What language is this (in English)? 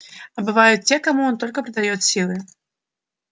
Russian